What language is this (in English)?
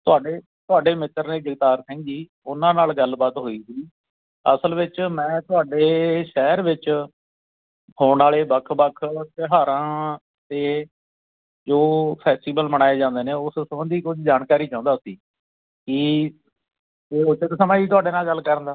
Punjabi